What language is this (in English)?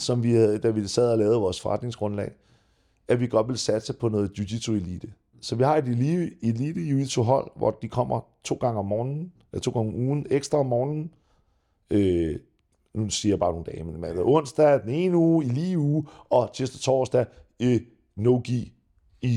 Danish